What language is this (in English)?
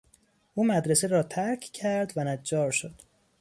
Persian